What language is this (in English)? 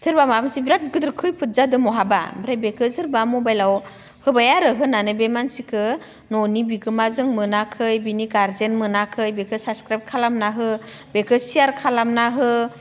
Bodo